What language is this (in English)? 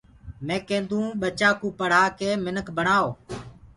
Gurgula